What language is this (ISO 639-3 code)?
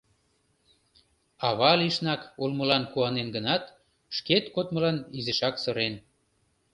chm